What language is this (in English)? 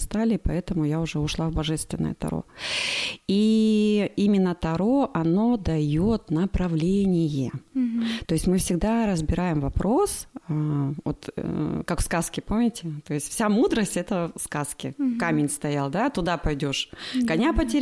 Russian